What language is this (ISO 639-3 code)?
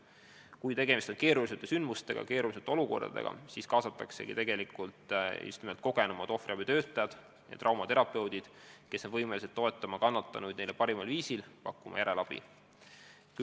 est